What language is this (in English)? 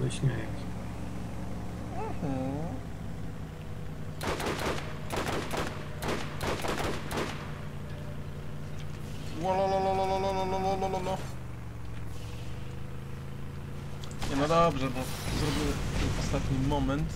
Polish